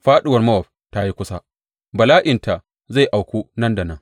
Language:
Hausa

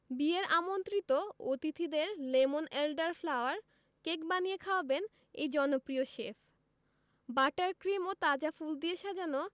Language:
Bangla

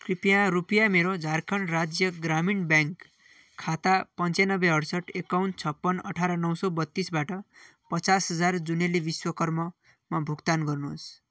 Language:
Nepali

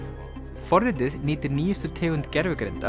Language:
Icelandic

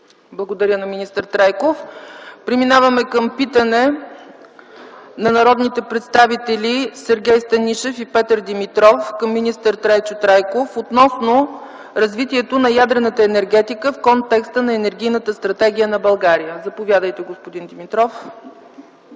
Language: Bulgarian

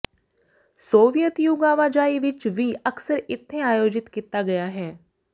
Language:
Punjabi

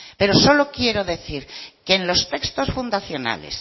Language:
Spanish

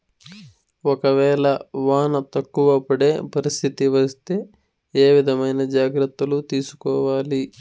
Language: Telugu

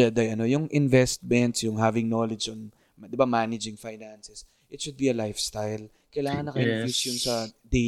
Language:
Filipino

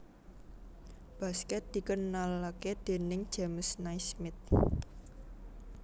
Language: Javanese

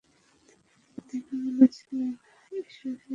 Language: Bangla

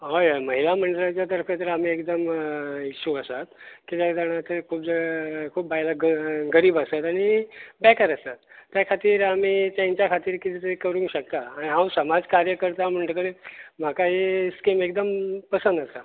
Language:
Konkani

